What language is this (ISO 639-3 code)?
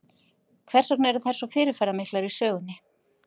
isl